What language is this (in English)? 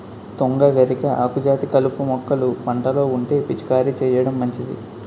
Telugu